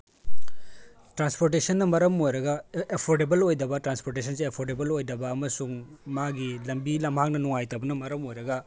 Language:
Manipuri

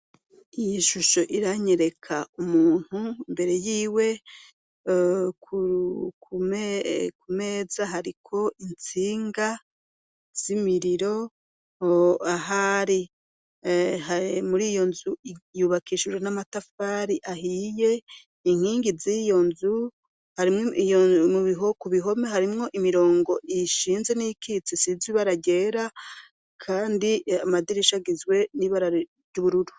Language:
Rundi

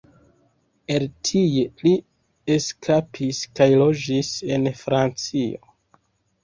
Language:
Esperanto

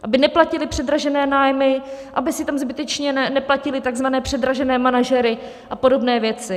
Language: Czech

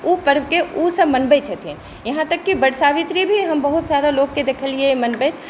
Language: Maithili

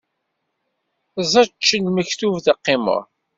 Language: Kabyle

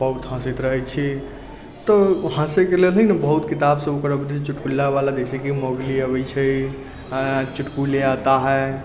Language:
Maithili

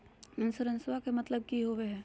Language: Magahi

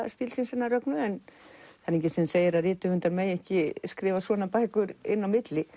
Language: Icelandic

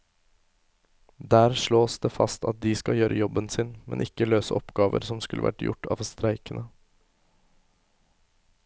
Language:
Norwegian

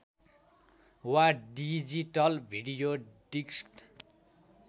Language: Nepali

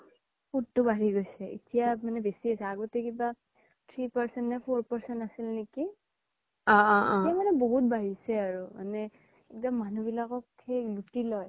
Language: Assamese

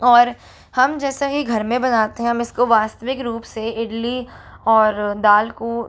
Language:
Hindi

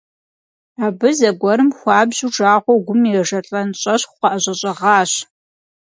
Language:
Kabardian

